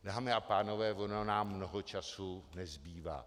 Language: Czech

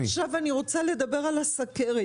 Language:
Hebrew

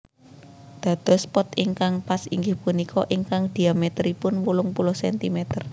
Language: Javanese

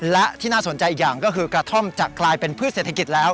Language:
Thai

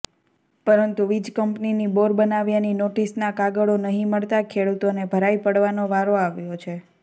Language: Gujarati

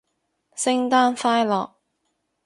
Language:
Cantonese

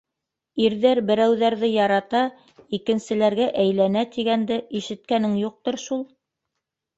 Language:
Bashkir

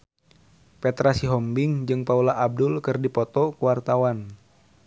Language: Sundanese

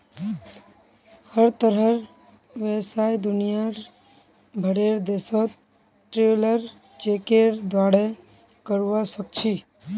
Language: Magahi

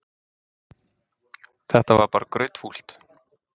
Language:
Icelandic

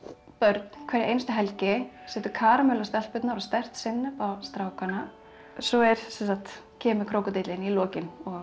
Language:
Icelandic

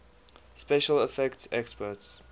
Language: English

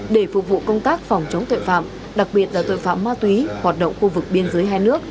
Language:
Vietnamese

